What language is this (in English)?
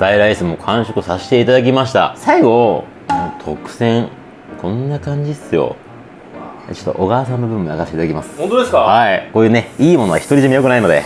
Japanese